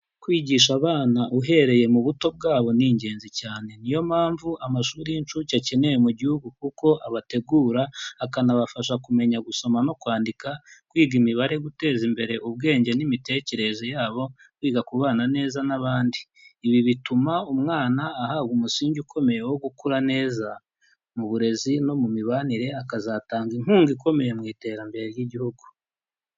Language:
Kinyarwanda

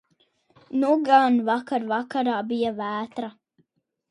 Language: Latvian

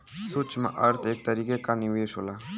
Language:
Bhojpuri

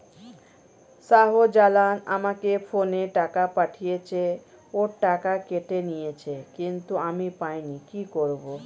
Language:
Bangla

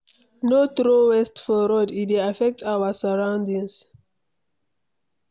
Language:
Nigerian Pidgin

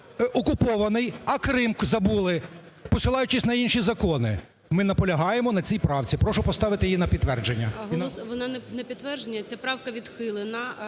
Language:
Ukrainian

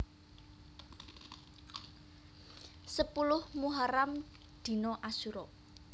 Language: Javanese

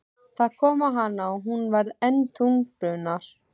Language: Icelandic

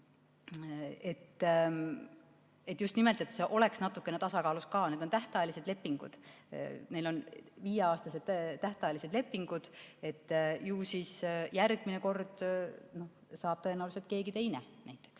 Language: Estonian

